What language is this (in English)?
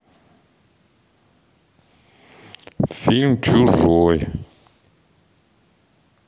Russian